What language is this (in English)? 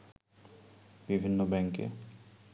Bangla